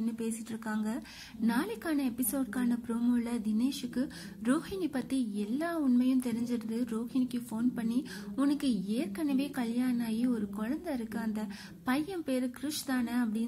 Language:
Japanese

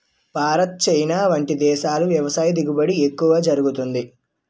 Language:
Telugu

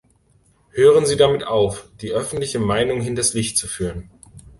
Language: German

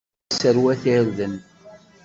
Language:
Kabyle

